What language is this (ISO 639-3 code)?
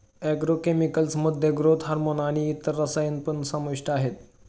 mar